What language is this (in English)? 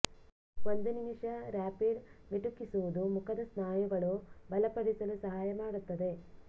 Kannada